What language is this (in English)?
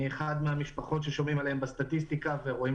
Hebrew